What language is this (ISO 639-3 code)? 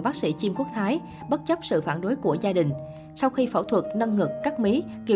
vie